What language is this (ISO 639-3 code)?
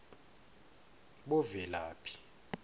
ssw